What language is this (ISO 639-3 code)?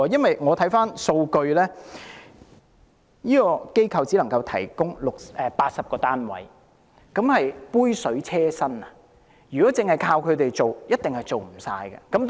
yue